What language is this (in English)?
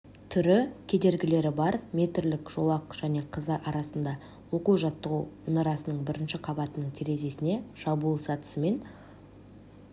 Kazakh